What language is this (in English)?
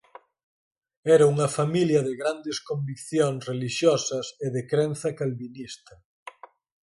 Galician